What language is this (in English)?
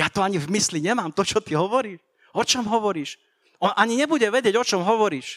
Slovak